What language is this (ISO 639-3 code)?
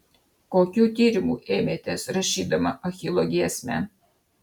lit